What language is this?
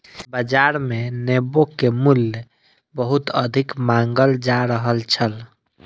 Maithili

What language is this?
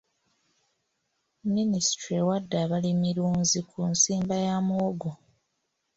Ganda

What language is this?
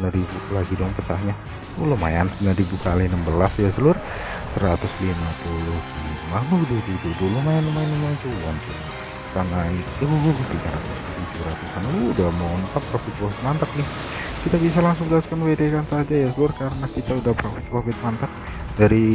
Indonesian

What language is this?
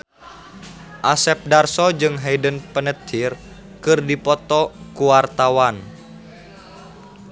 Sundanese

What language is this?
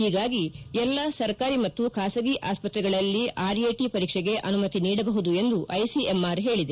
Kannada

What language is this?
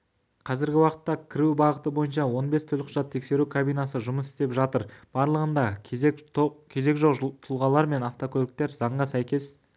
Kazakh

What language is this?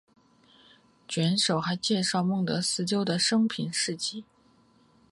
Chinese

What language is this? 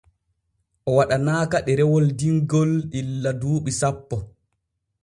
Borgu Fulfulde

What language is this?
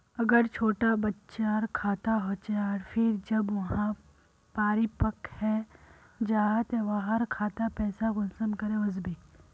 Magahi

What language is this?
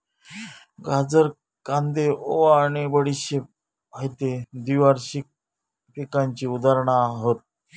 Marathi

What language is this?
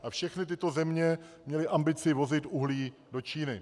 Czech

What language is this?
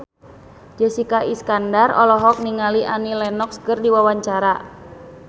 Sundanese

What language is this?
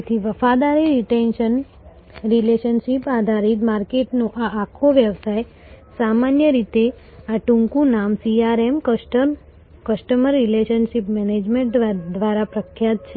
Gujarati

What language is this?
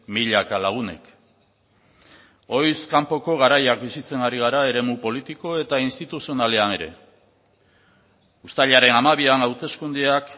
Basque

